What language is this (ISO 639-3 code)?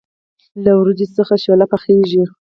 pus